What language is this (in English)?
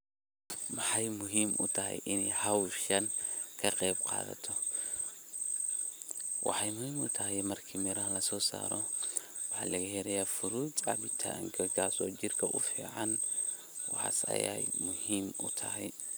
Somali